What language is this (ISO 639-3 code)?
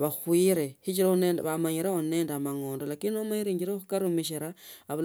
lto